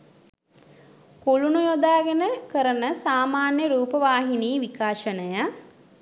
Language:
Sinhala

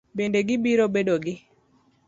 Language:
Luo (Kenya and Tanzania)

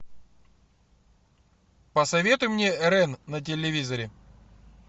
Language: Russian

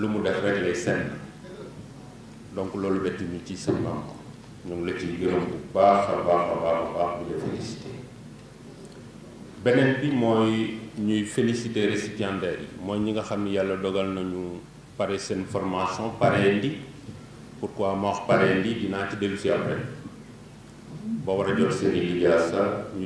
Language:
Arabic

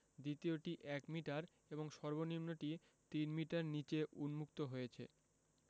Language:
Bangla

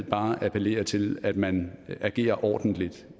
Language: Danish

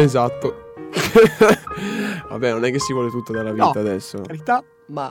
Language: Italian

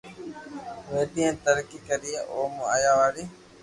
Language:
Loarki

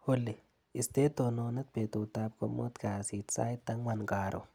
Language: Kalenjin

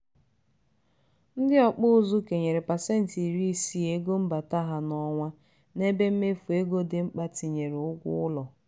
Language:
Igbo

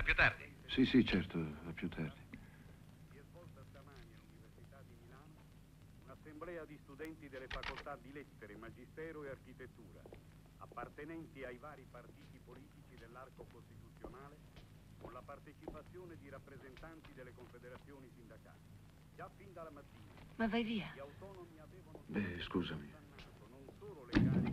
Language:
Italian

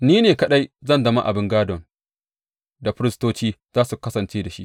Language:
Hausa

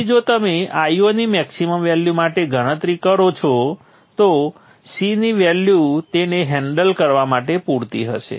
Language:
Gujarati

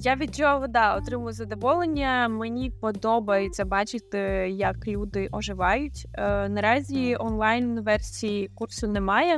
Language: Ukrainian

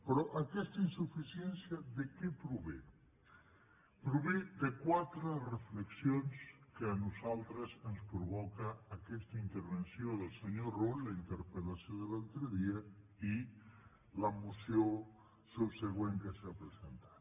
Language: Catalan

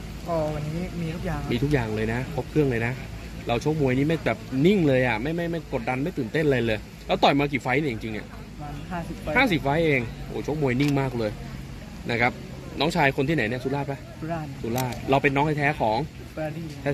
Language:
Thai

